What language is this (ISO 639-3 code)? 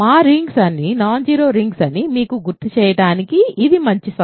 tel